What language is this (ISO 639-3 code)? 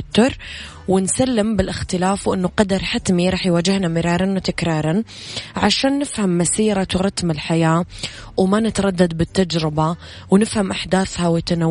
ara